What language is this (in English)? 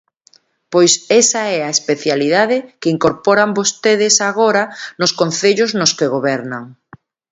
Galician